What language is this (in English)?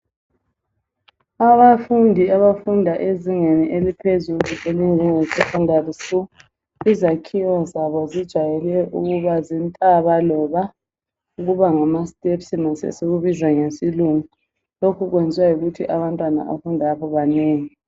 North Ndebele